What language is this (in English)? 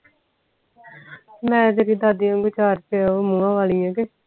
Punjabi